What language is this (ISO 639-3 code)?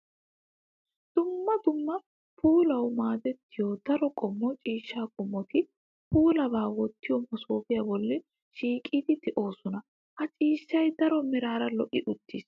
wal